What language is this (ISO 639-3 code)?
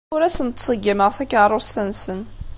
kab